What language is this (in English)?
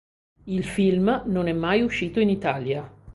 Italian